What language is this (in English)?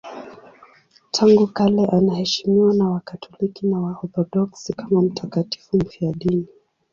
Swahili